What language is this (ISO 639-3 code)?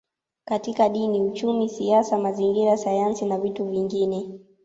swa